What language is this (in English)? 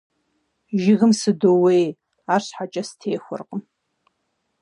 Kabardian